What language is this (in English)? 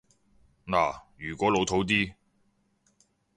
Cantonese